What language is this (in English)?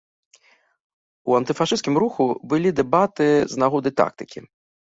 Belarusian